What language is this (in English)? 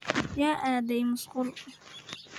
Somali